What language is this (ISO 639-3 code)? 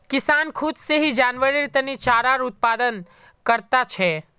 mag